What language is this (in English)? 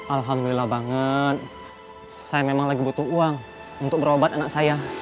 Indonesian